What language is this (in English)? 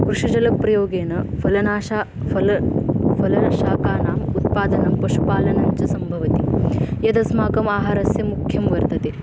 Sanskrit